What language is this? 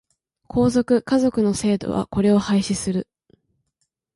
Japanese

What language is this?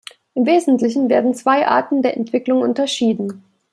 German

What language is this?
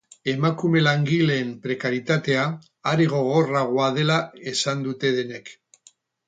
Basque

